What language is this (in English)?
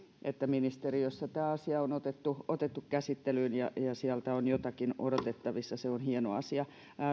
Finnish